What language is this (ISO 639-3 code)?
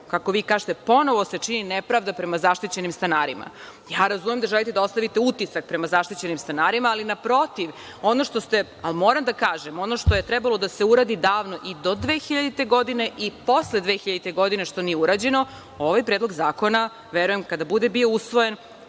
srp